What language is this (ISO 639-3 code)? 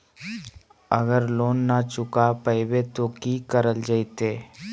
mag